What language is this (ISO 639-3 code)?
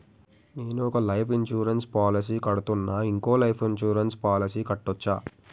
tel